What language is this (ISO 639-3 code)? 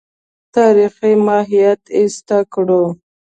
pus